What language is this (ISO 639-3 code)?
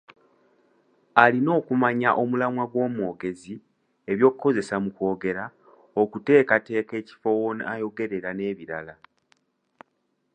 lug